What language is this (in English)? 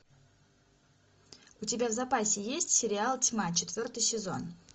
Russian